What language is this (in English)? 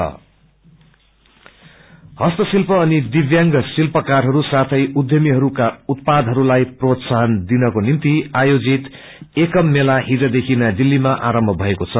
Nepali